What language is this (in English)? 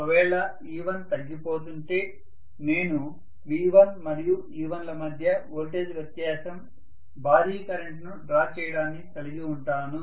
Telugu